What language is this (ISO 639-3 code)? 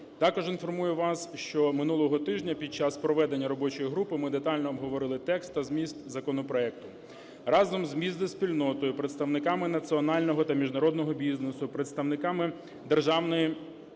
ukr